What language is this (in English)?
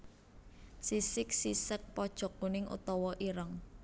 Javanese